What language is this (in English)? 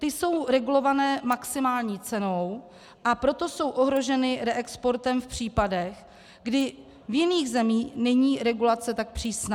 Czech